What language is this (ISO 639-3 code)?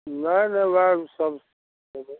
mai